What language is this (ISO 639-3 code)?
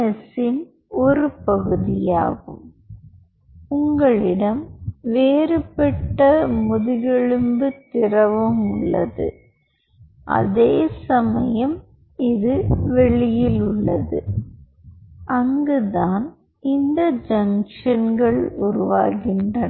tam